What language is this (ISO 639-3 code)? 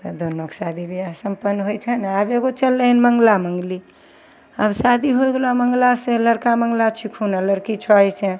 mai